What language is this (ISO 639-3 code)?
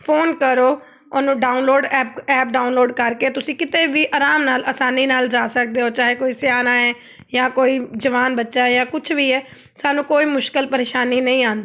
pan